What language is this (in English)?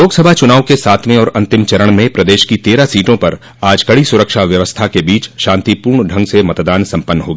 Hindi